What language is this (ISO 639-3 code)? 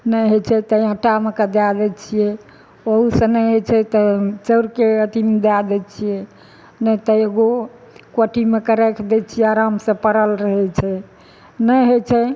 mai